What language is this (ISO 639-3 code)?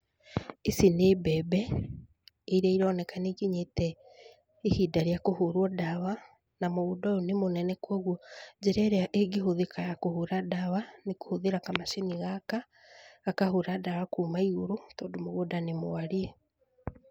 kik